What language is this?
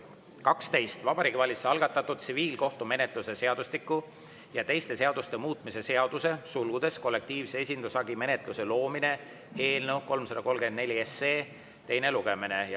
Estonian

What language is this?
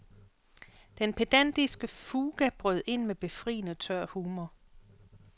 Danish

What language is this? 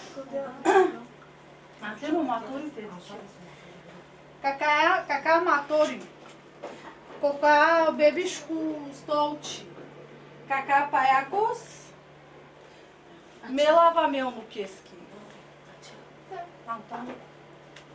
Romanian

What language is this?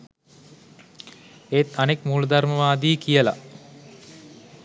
Sinhala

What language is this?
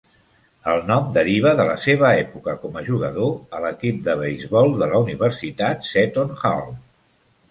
Catalan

